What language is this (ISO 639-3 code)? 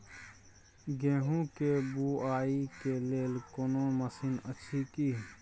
mai